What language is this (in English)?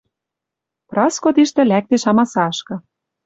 Western Mari